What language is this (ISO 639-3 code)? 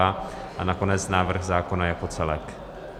ces